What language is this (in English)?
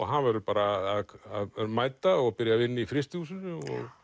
Icelandic